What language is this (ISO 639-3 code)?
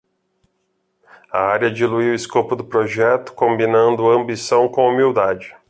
por